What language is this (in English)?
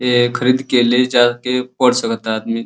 Bhojpuri